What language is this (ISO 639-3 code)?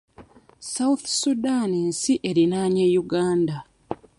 lug